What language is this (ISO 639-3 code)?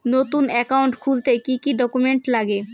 ben